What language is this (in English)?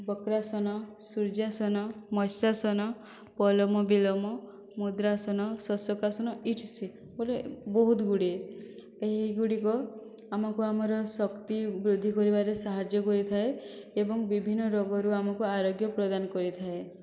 Odia